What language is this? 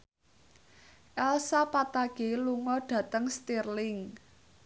Javanese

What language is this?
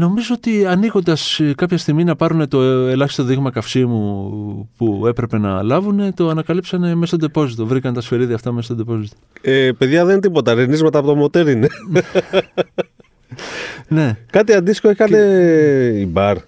Greek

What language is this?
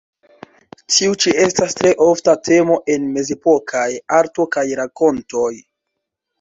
Esperanto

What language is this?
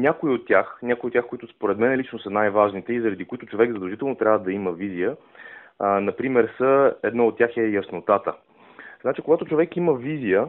Bulgarian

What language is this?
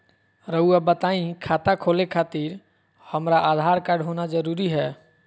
Magahi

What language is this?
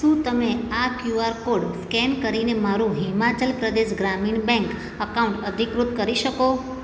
Gujarati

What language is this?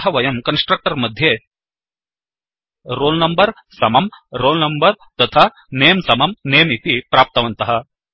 Sanskrit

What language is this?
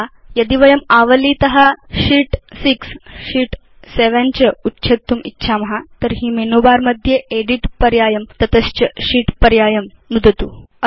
Sanskrit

